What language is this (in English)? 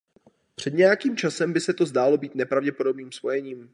Czech